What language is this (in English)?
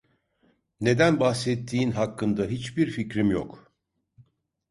Turkish